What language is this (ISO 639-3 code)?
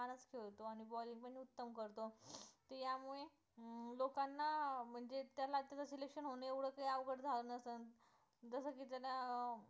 mar